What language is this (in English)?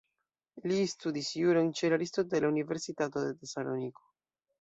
Esperanto